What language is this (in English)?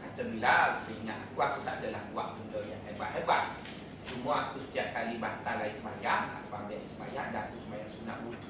Malay